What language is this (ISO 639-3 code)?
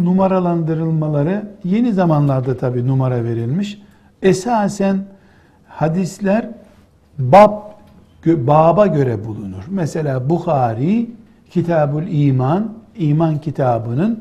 tur